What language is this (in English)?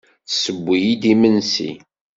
Kabyle